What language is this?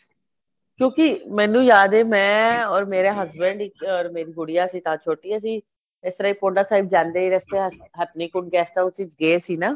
Punjabi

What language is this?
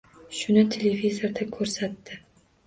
Uzbek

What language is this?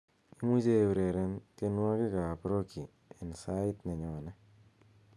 Kalenjin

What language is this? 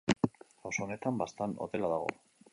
Basque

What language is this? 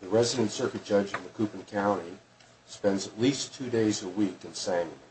English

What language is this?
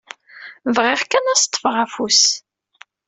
Kabyle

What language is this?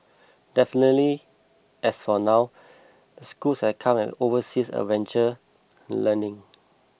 English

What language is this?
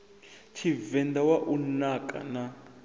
Venda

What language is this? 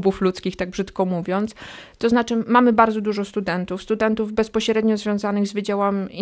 Polish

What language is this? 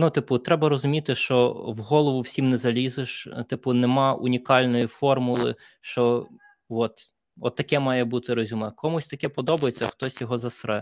Ukrainian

